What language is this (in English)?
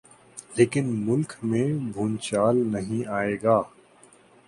Urdu